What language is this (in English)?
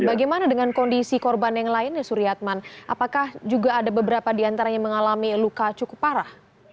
Indonesian